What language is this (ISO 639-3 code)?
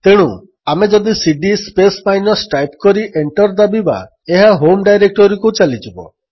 ori